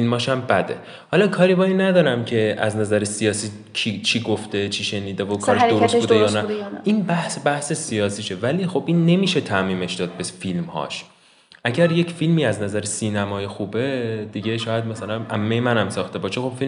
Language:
Persian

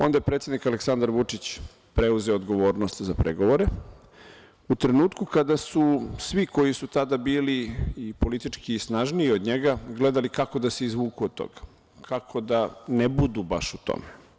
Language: Serbian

